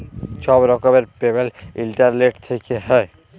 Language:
Bangla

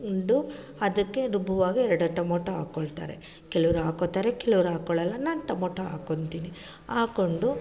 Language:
Kannada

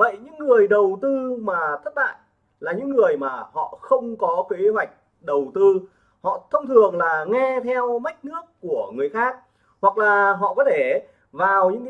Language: Vietnamese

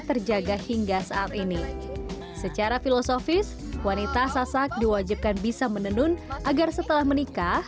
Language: Indonesian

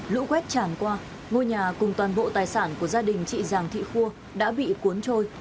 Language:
Vietnamese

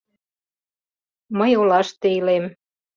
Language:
Mari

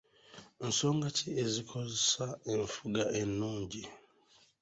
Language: Ganda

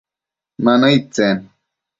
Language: Matsés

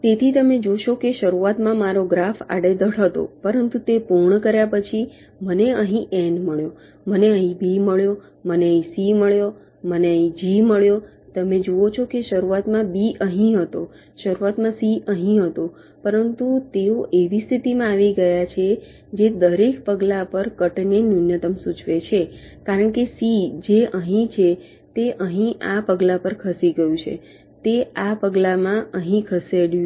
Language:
Gujarati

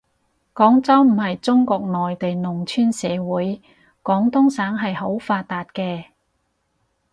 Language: Cantonese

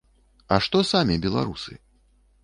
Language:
Belarusian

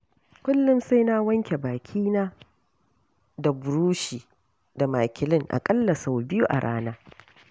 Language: Hausa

